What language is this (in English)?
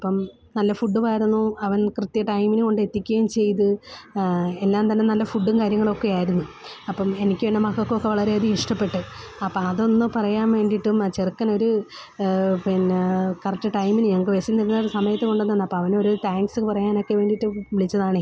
Malayalam